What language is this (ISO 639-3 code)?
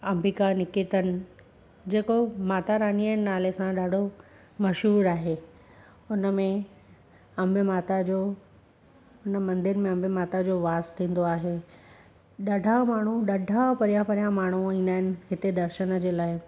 snd